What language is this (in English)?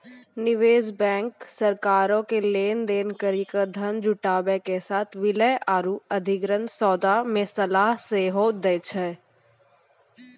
Maithili